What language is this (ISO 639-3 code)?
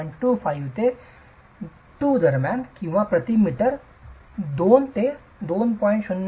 mar